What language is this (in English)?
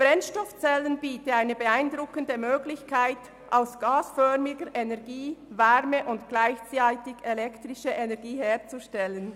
Swiss German